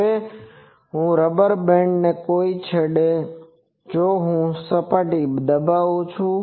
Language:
Gujarati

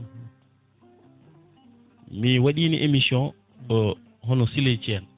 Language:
Fula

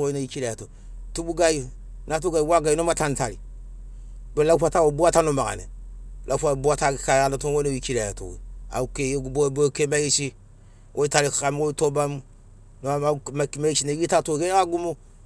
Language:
Sinaugoro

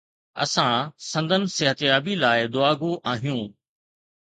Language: Sindhi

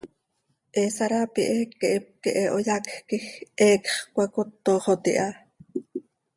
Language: Seri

